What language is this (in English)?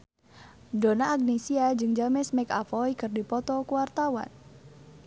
Sundanese